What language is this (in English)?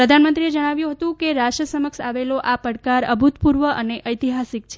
Gujarati